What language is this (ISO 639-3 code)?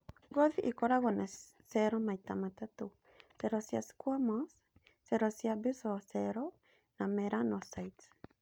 kik